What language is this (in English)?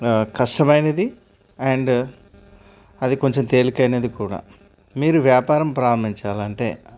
Telugu